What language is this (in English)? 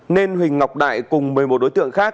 Vietnamese